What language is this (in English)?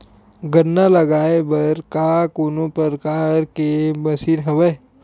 Chhattisgarhi